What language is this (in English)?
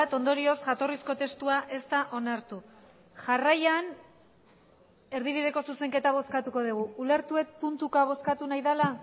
Basque